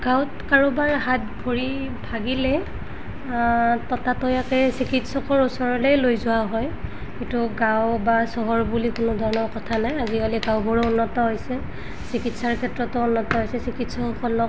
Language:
Assamese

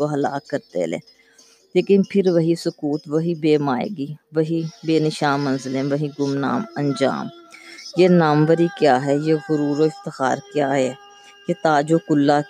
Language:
Urdu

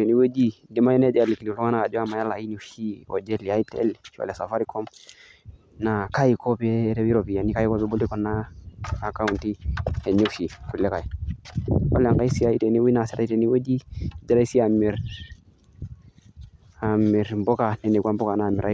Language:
Masai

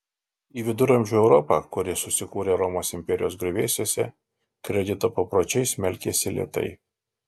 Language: Lithuanian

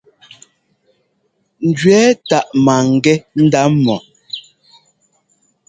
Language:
Ngomba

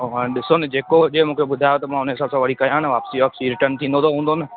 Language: Sindhi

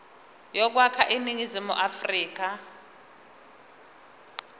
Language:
Zulu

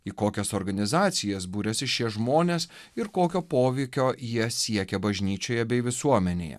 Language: Lithuanian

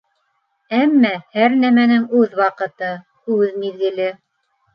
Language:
Bashkir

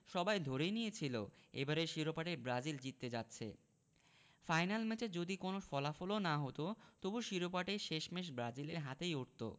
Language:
Bangla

